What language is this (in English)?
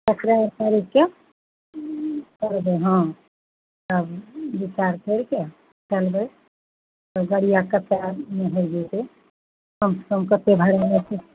Maithili